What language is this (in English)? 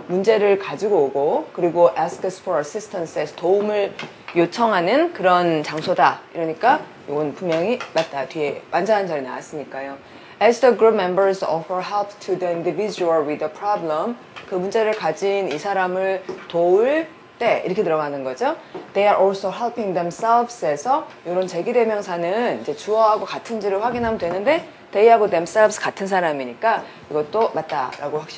Korean